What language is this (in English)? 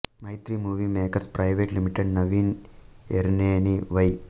Telugu